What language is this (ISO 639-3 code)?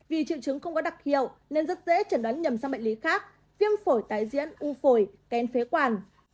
vie